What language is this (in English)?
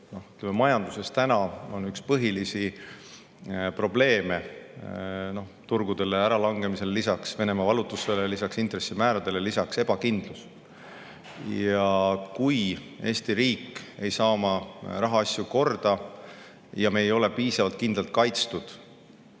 Estonian